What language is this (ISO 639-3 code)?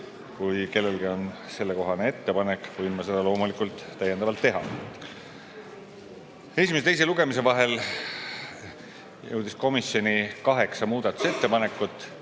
est